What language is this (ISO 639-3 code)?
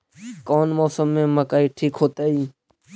mag